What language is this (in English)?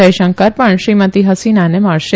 Gujarati